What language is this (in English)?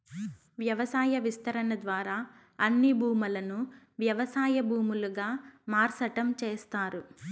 Telugu